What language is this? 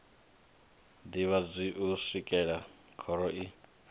Venda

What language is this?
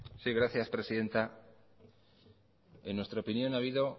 Spanish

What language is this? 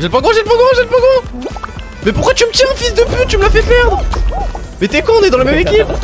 French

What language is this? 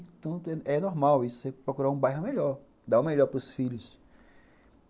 Portuguese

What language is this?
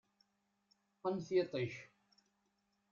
Kabyle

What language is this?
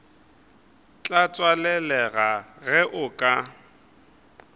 Northern Sotho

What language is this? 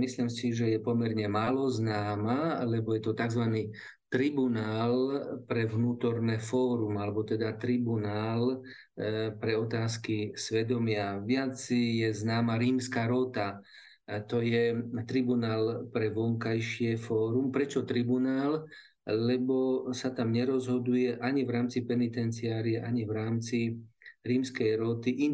Slovak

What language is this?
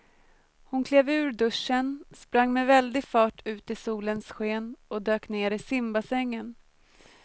Swedish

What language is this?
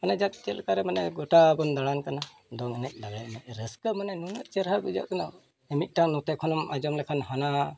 Santali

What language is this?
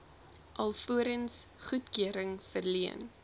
Afrikaans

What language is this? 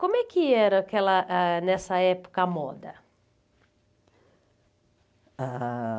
Portuguese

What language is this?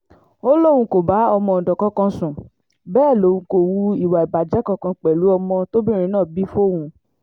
Yoruba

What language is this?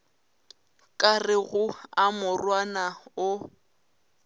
Northern Sotho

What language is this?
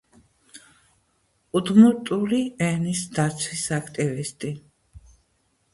Georgian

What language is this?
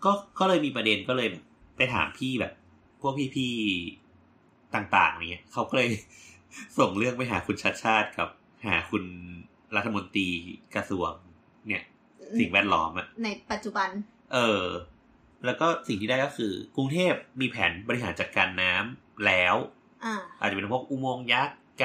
Thai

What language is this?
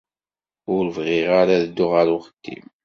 Kabyle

